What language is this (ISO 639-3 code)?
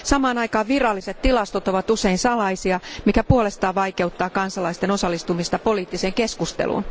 fin